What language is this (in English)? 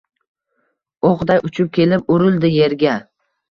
Uzbek